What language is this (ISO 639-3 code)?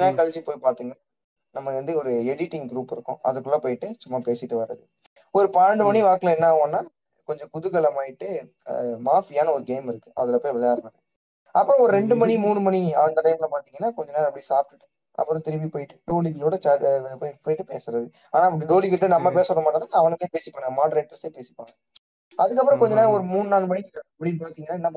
tam